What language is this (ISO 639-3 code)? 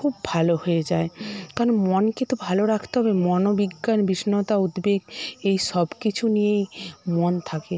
ben